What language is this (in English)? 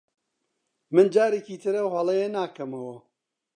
Central Kurdish